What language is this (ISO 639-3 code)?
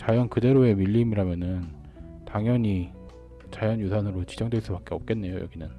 kor